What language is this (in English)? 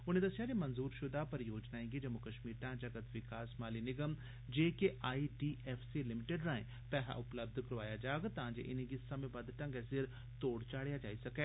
Dogri